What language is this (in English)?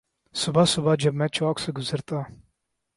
Urdu